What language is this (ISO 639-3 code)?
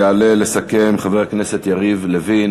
heb